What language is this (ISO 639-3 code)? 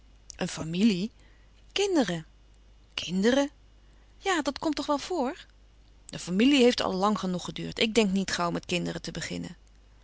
nld